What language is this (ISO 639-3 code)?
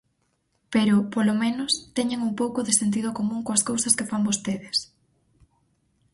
glg